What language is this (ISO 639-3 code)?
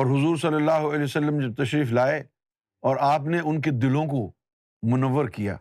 urd